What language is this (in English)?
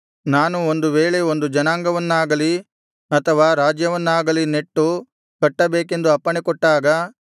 Kannada